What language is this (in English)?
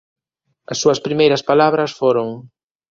Galician